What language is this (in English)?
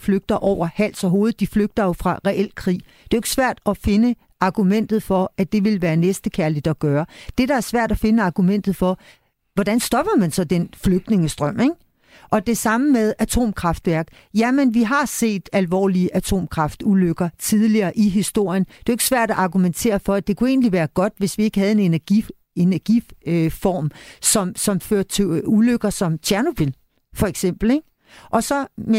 Danish